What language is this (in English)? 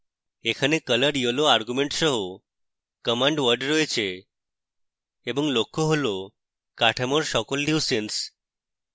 Bangla